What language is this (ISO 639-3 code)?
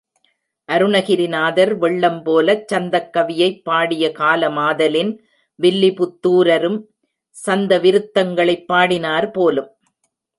tam